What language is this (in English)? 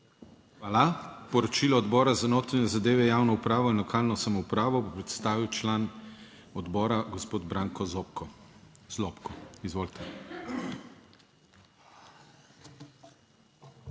Slovenian